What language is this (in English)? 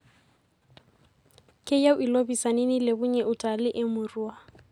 Masai